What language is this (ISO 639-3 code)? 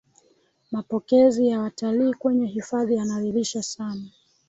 swa